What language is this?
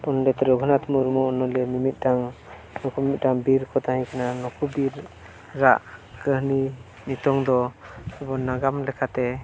Santali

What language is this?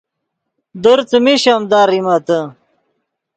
Yidgha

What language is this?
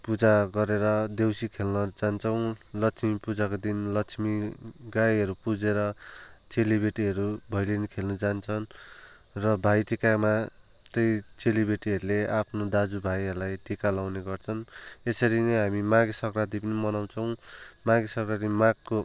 Nepali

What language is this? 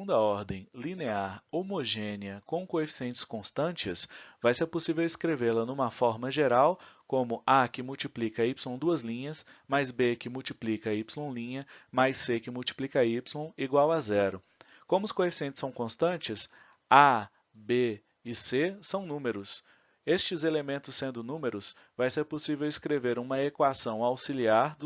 Portuguese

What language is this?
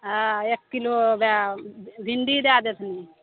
Maithili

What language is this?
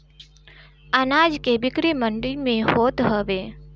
Bhojpuri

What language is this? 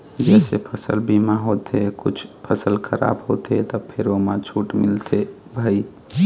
Chhattisgarhi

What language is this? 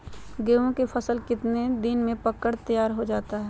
Magahi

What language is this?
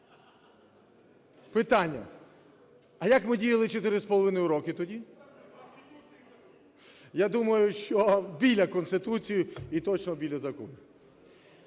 Ukrainian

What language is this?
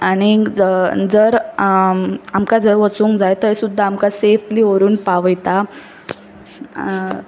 Konkani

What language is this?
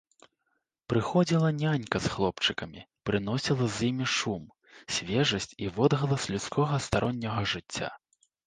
Belarusian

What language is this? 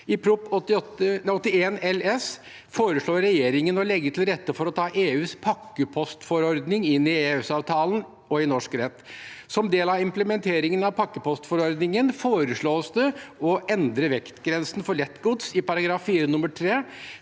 Norwegian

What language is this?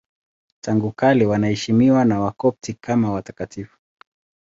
Swahili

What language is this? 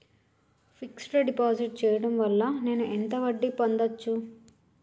Telugu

